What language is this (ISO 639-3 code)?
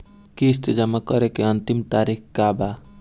bho